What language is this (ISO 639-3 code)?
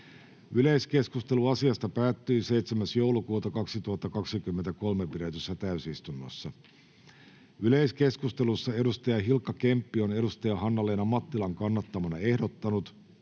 fin